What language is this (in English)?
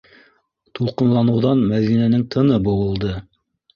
Bashkir